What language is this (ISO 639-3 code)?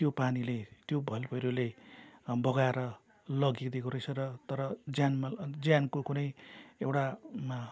nep